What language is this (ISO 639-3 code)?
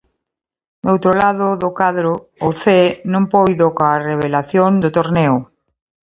glg